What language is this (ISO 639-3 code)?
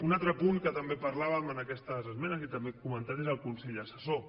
cat